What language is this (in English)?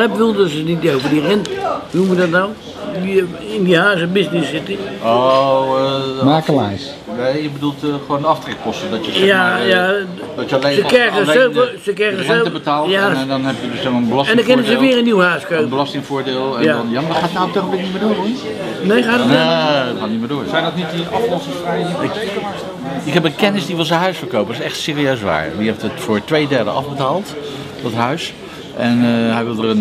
Dutch